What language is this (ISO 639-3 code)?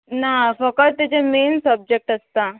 kok